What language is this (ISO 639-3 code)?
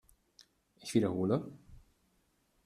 deu